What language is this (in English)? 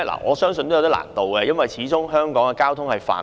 Cantonese